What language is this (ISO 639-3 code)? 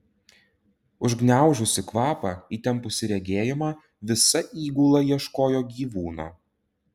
lit